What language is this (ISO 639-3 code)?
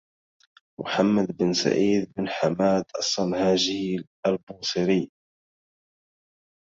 ara